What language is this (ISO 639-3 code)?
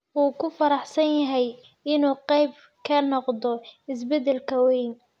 som